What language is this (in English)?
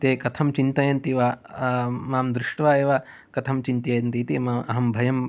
Sanskrit